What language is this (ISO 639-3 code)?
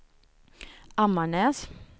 swe